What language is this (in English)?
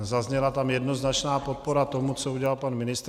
Czech